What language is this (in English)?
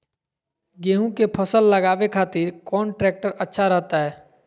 Magahi